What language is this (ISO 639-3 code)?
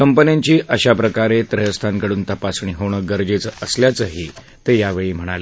mar